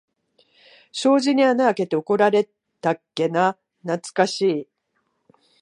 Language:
Japanese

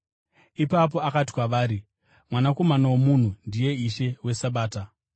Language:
Shona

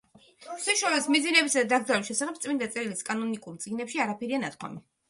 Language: Georgian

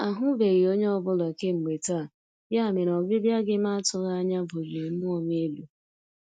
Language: Igbo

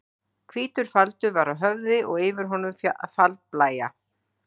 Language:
Icelandic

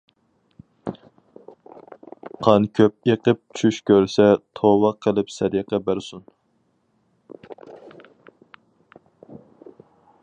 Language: Uyghur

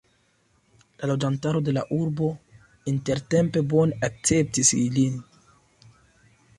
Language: Esperanto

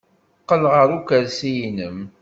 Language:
Kabyle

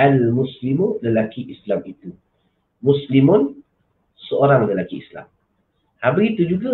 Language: Malay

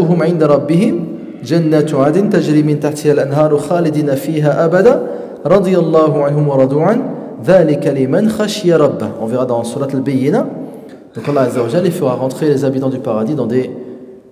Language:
French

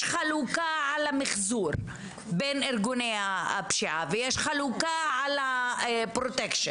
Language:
Hebrew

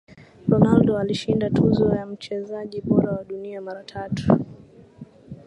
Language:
Swahili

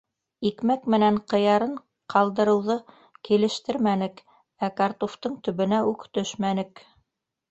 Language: Bashkir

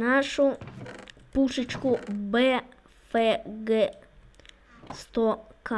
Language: Russian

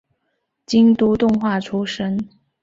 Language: Chinese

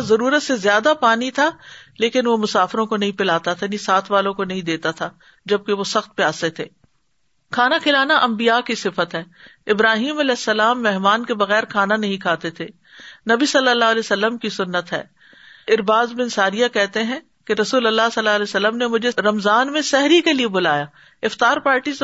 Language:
Urdu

